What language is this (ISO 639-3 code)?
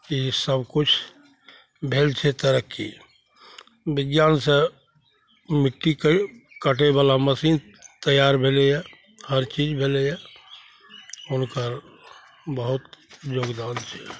mai